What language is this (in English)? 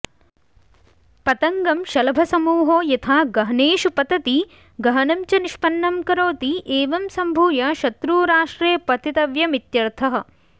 Sanskrit